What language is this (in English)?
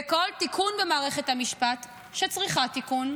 Hebrew